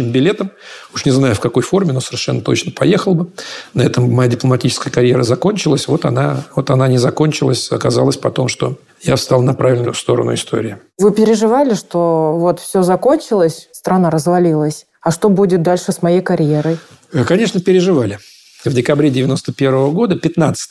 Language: Russian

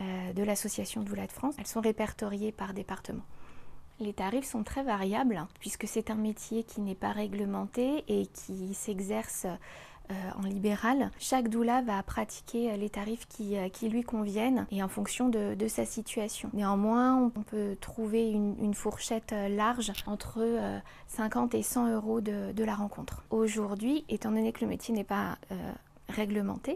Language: French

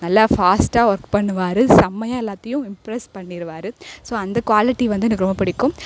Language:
Tamil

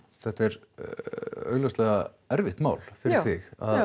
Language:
Icelandic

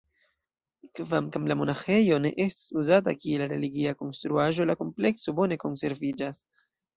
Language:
Esperanto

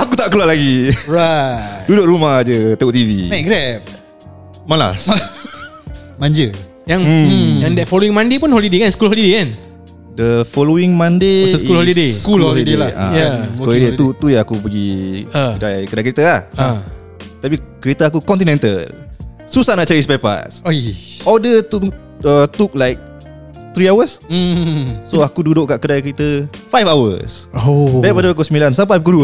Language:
Malay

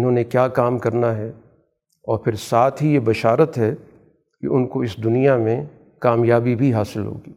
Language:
Urdu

